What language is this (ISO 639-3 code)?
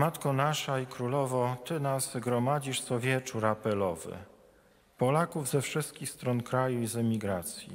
pol